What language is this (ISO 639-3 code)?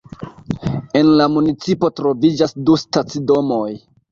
epo